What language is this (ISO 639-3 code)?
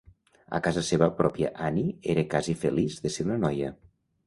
cat